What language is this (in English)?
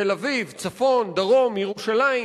Hebrew